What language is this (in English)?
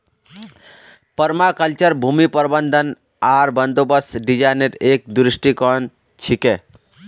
Magahi